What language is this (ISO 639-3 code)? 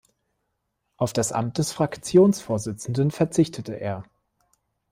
deu